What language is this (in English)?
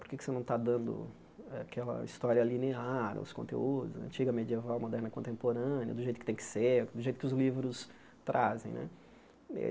Portuguese